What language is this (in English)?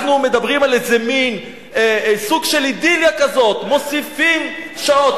Hebrew